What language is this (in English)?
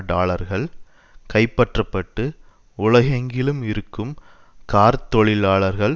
Tamil